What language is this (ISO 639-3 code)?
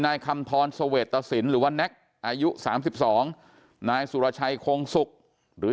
tha